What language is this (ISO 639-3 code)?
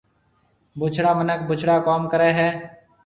mve